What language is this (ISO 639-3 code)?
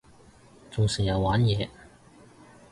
yue